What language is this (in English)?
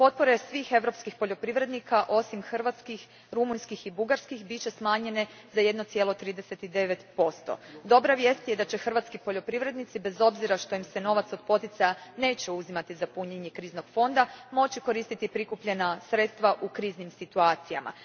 Croatian